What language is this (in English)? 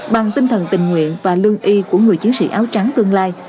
Vietnamese